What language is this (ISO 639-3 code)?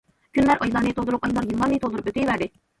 uig